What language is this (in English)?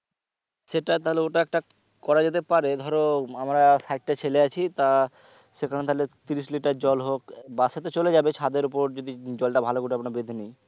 Bangla